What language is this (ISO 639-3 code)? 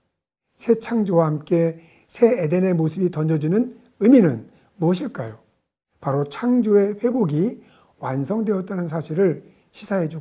kor